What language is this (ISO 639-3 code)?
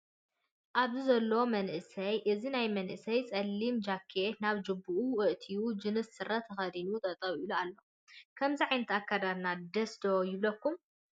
tir